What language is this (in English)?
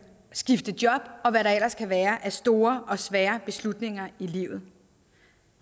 Danish